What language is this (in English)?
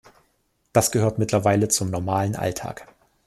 German